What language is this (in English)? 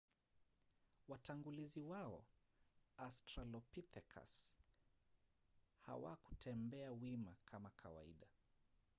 Swahili